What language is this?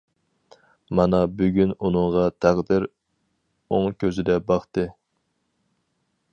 Uyghur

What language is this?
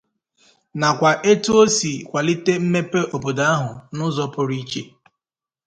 Igbo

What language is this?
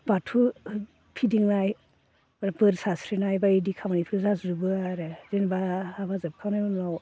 Bodo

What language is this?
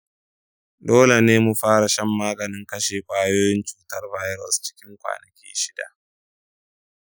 Hausa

